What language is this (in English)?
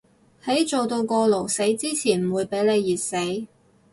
Cantonese